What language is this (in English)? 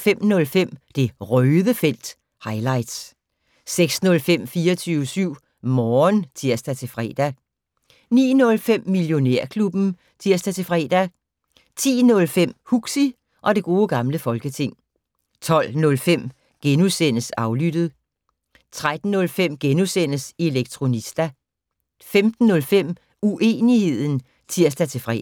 Danish